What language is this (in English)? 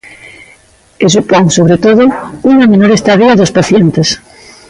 Galician